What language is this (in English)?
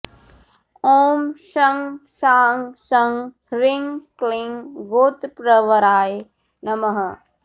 Sanskrit